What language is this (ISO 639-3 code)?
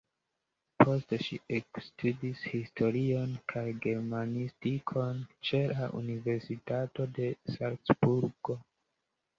epo